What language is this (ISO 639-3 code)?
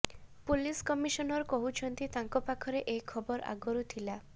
ori